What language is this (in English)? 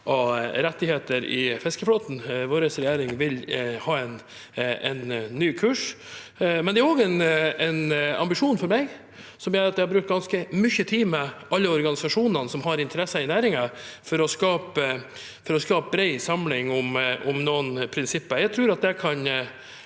Norwegian